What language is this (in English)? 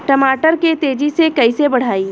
Bhojpuri